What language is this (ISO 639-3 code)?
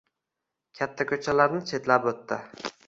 uzb